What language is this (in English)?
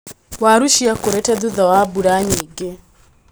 Kikuyu